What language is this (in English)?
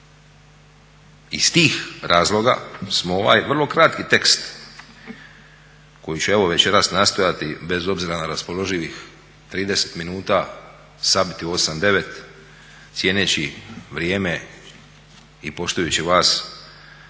Croatian